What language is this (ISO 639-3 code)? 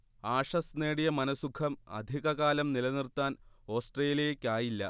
mal